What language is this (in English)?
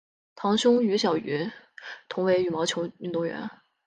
Chinese